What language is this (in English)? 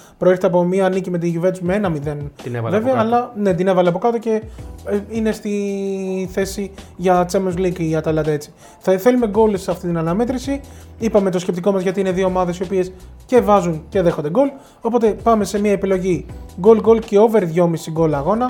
Greek